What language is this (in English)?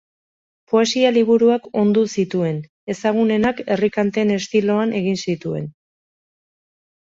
Basque